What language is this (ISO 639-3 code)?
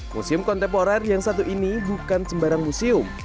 ind